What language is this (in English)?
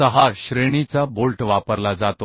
Marathi